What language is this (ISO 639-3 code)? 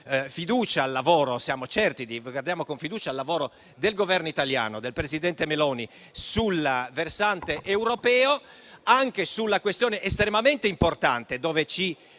ita